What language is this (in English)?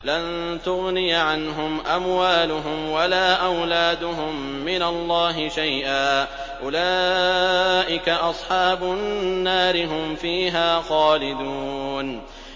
Arabic